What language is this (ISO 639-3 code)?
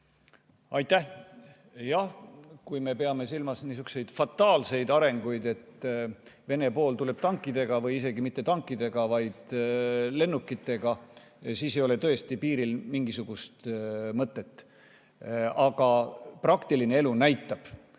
est